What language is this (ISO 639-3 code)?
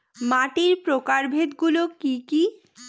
ben